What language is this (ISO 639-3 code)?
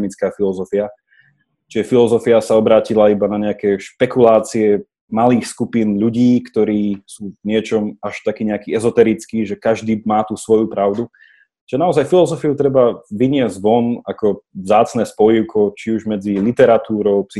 slk